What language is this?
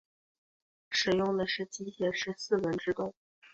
Chinese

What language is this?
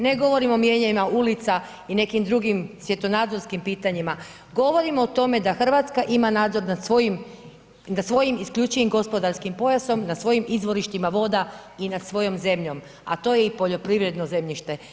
Croatian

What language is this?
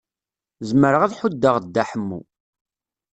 Kabyle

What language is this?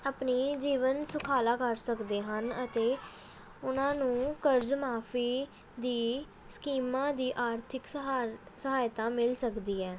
Punjabi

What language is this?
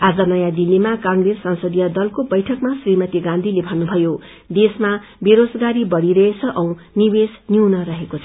Nepali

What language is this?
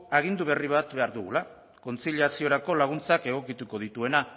Basque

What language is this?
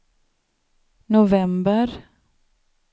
Swedish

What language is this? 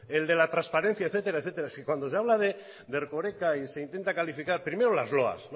Spanish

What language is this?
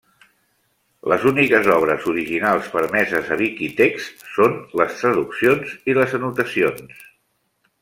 Catalan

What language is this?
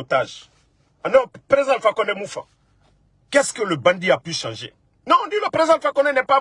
French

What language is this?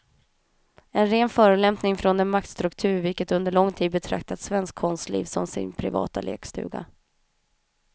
Swedish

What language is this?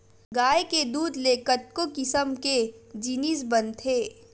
Chhattisgarhi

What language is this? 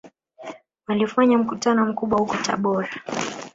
Swahili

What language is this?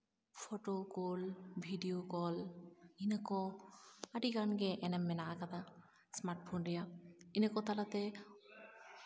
Santali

